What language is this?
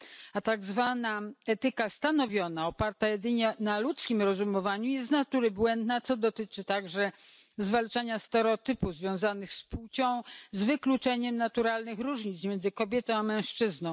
Polish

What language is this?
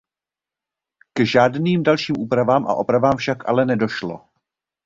Czech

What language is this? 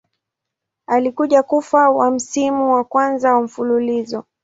Swahili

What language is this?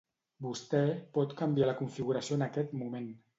Catalan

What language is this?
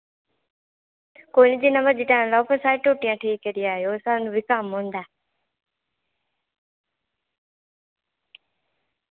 Dogri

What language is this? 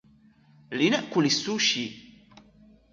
Arabic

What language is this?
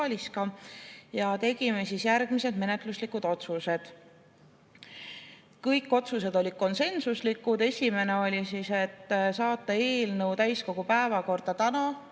Estonian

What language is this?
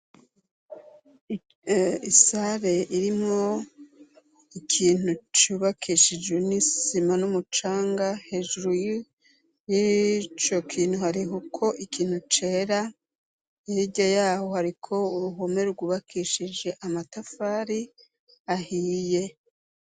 Rundi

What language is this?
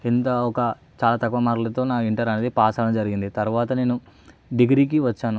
Telugu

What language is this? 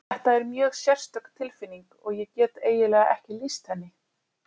Icelandic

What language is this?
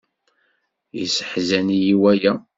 Kabyle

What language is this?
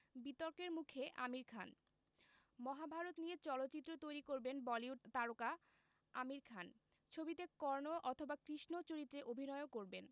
Bangla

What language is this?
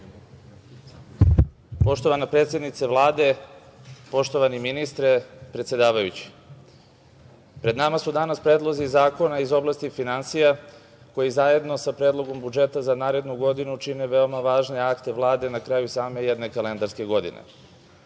Serbian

